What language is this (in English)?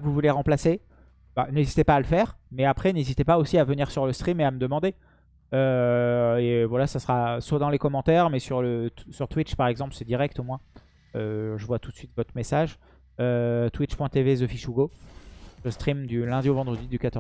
French